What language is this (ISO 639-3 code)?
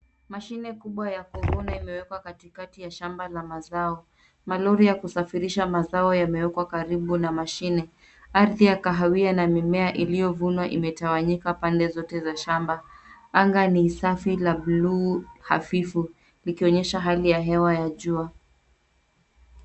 swa